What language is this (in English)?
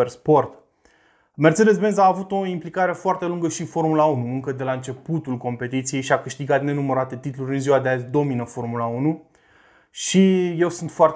Romanian